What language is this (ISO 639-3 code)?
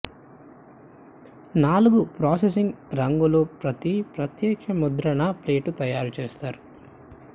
tel